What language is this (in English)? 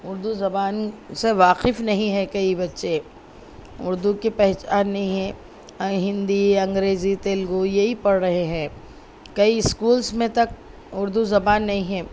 Urdu